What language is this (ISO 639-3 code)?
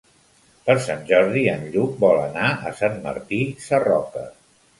cat